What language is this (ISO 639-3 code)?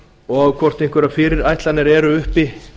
isl